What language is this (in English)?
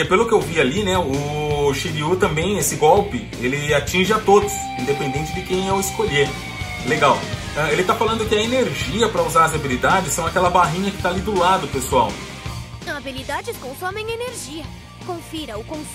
Portuguese